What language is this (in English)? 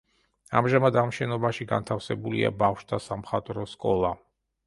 Georgian